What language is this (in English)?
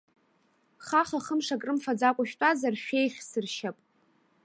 Abkhazian